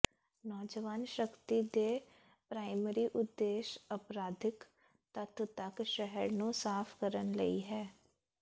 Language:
Punjabi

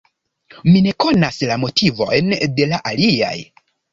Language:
Esperanto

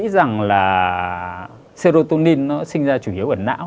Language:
Vietnamese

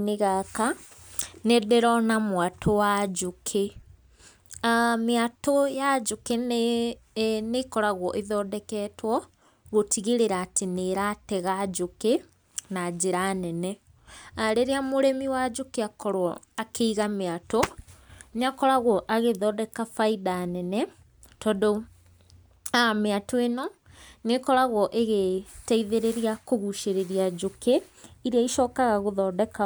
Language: Kikuyu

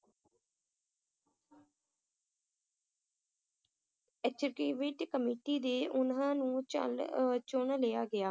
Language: Punjabi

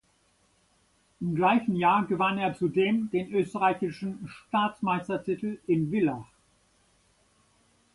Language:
German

